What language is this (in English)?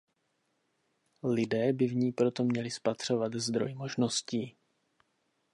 Czech